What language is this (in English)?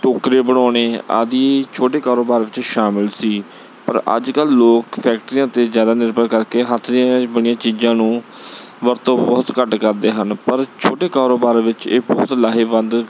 Punjabi